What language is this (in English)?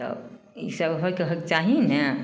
Maithili